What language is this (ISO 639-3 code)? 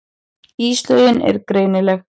isl